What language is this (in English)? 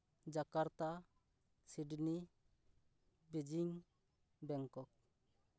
Santali